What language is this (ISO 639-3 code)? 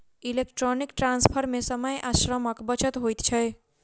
mai